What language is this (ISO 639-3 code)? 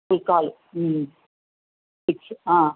tel